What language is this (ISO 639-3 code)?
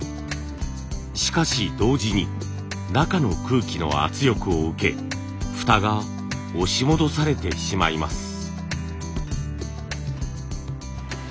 jpn